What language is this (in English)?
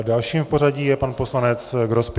Czech